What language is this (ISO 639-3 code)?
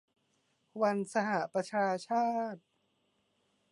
tha